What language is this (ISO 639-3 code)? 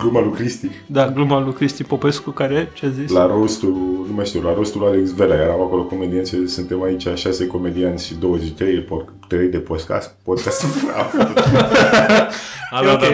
ron